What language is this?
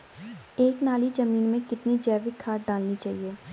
Hindi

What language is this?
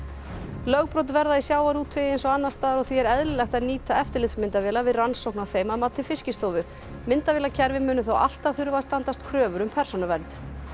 Icelandic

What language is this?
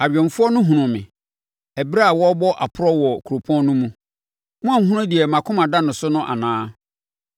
Akan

